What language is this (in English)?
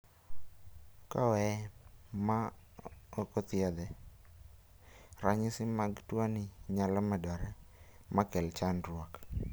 Luo (Kenya and Tanzania)